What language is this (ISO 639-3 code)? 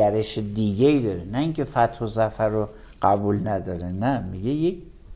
fas